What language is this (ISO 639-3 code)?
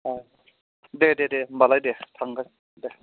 brx